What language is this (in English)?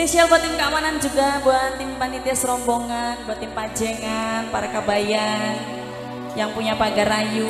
Indonesian